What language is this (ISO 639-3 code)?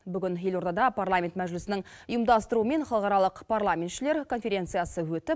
kaz